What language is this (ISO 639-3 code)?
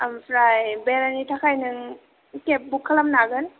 brx